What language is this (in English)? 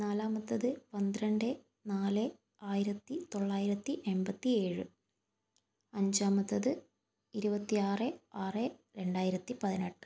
Malayalam